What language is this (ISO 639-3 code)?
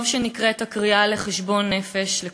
heb